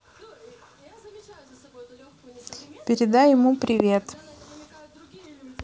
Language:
Russian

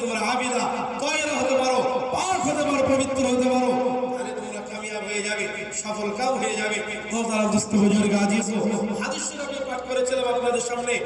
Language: Bangla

